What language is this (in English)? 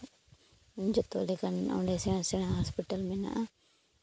Santali